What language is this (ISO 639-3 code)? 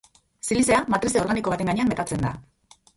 eus